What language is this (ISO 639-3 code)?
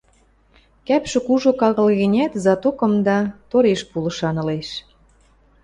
mrj